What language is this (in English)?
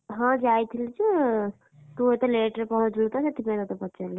Odia